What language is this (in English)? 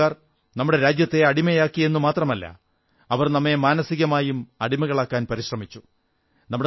Malayalam